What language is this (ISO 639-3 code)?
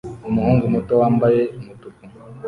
kin